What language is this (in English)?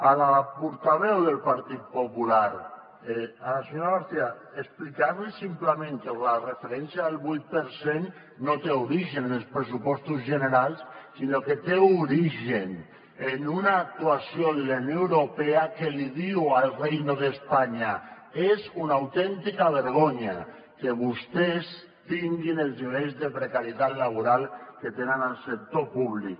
Catalan